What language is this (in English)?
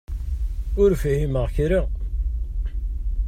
Kabyle